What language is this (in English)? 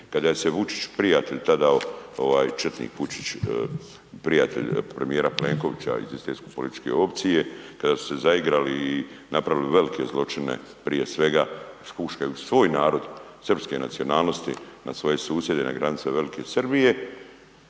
Croatian